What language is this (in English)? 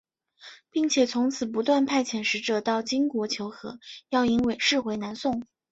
Chinese